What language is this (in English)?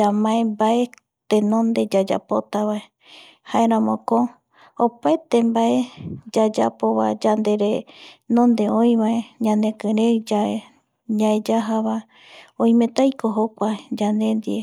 Eastern Bolivian Guaraní